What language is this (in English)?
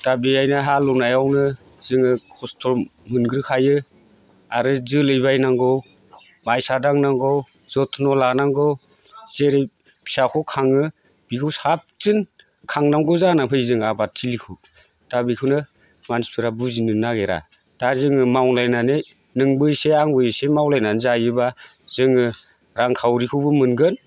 Bodo